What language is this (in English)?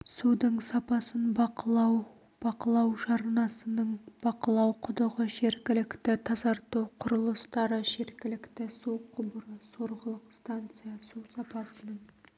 Kazakh